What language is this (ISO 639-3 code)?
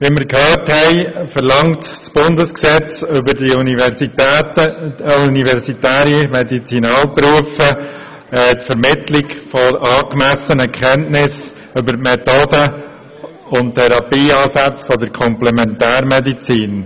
gsw